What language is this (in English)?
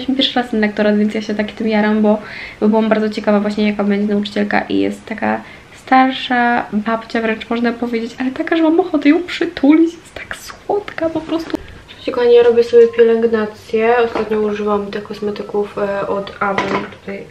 Polish